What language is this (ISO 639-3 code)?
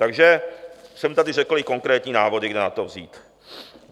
ces